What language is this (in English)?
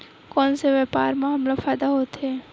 Chhattisgarhi